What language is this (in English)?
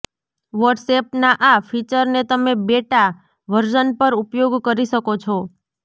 Gujarati